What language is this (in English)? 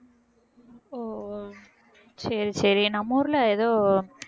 Tamil